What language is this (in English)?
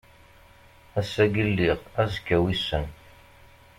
Kabyle